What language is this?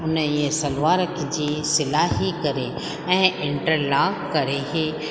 Sindhi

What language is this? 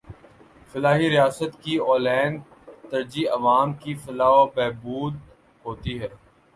Urdu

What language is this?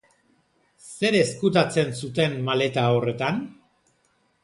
Basque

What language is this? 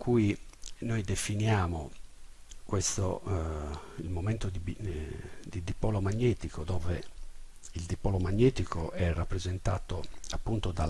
Italian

